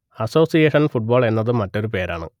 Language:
Malayalam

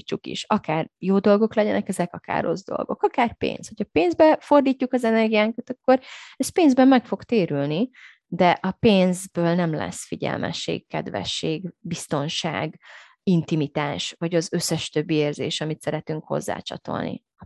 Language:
Hungarian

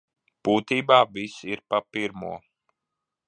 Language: Latvian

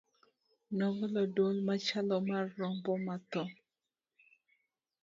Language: Luo (Kenya and Tanzania)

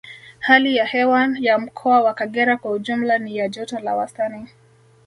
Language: Swahili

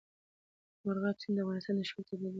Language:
Pashto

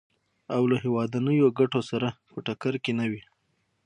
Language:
Pashto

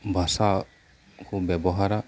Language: Santali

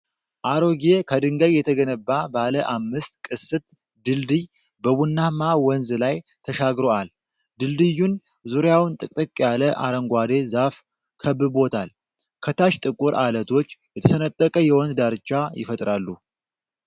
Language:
Amharic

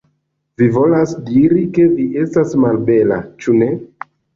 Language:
Esperanto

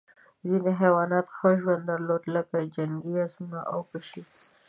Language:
Pashto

